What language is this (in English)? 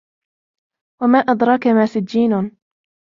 Arabic